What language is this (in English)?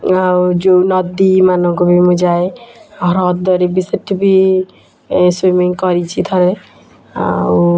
Odia